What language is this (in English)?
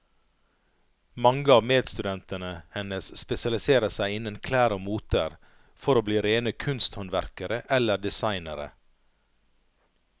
Norwegian